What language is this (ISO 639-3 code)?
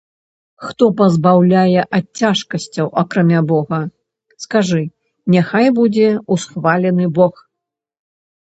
bel